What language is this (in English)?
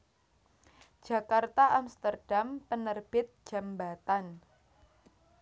Javanese